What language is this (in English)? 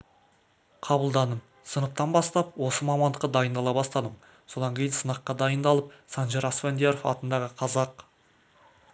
Kazakh